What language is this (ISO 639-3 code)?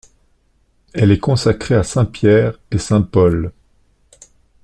fra